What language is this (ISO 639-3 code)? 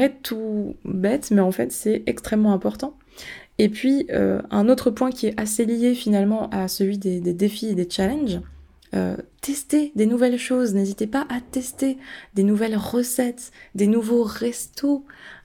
fra